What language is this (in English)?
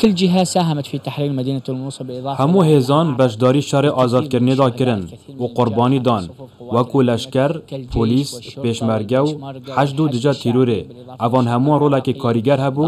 Arabic